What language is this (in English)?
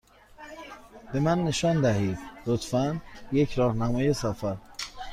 Persian